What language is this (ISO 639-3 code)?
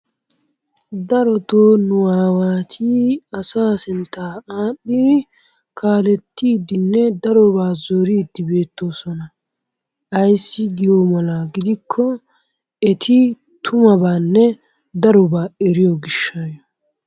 wal